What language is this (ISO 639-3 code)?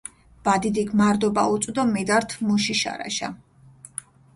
xmf